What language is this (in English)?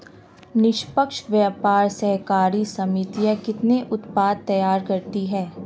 Hindi